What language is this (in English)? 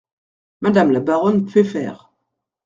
French